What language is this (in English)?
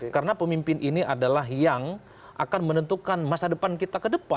Indonesian